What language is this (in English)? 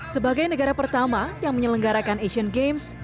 Indonesian